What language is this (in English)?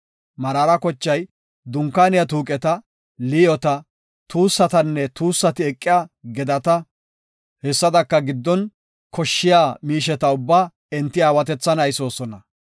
Gofa